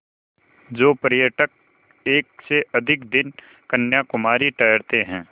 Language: Hindi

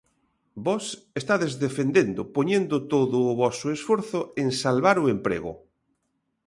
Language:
Galician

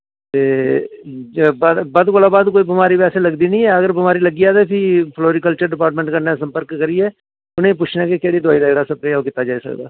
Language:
Dogri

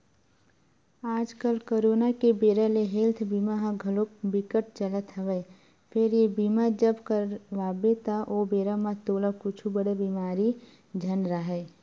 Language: Chhattisgarhi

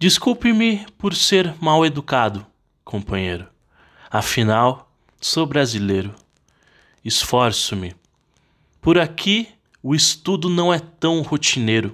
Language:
Portuguese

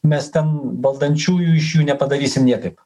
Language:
Lithuanian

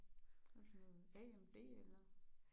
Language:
Danish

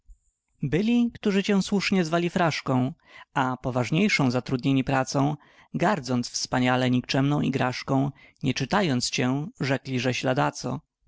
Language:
Polish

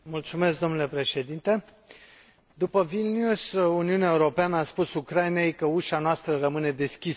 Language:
Romanian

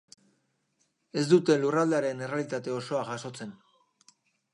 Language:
Basque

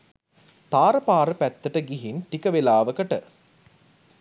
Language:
Sinhala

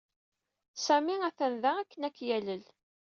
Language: Kabyle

